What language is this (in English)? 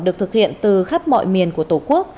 Vietnamese